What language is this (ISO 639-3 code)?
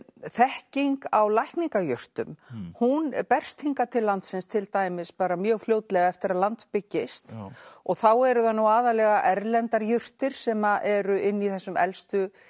isl